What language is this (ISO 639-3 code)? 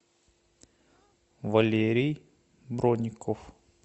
rus